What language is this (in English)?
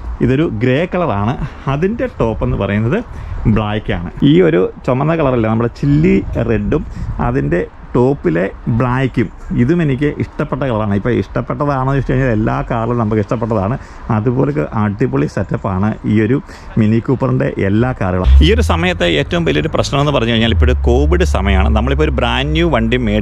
Thai